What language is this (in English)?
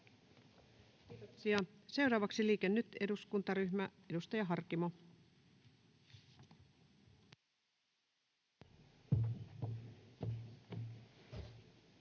Finnish